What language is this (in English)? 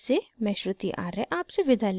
Hindi